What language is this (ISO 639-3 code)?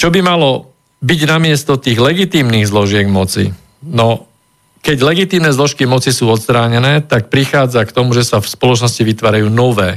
slk